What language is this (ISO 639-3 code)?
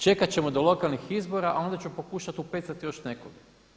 hrv